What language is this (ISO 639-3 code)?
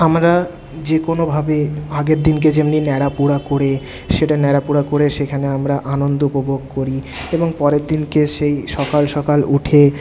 ben